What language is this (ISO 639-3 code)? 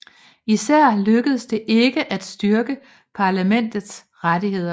dan